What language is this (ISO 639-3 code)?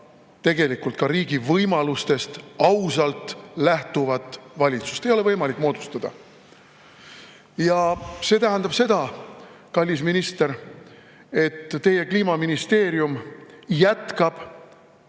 est